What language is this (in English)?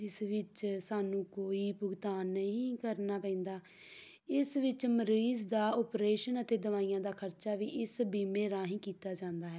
Punjabi